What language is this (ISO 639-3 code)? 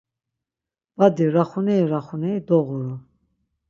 lzz